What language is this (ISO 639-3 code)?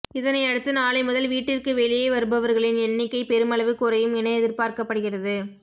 tam